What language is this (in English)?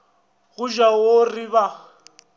Northern Sotho